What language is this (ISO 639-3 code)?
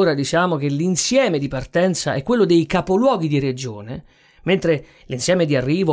ita